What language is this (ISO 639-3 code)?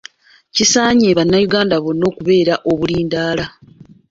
lug